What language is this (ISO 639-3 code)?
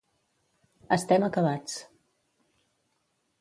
cat